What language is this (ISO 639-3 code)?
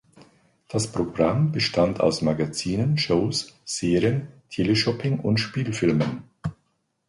deu